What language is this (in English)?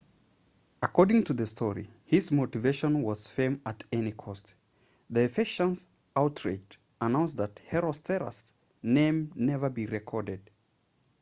English